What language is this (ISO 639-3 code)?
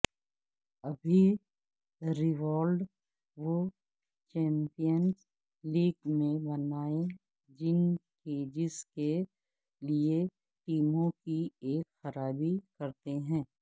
urd